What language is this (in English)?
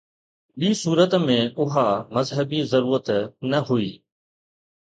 Sindhi